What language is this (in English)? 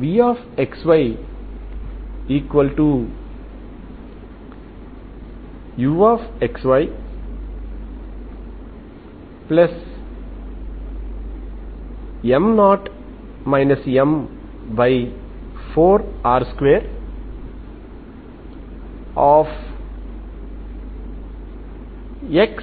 Telugu